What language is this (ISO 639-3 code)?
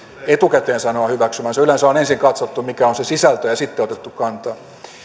fin